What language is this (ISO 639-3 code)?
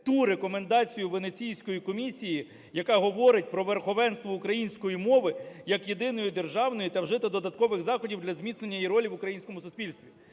ukr